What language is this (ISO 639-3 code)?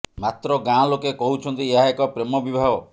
ori